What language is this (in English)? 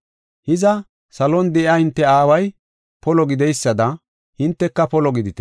Gofa